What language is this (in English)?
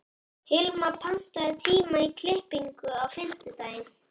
Icelandic